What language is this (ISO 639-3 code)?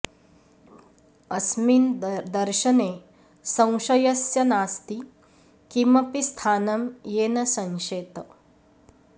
san